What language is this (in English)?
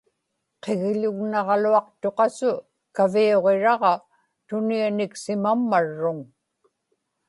Inupiaq